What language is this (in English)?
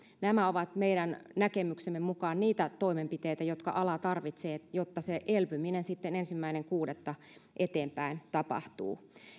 Finnish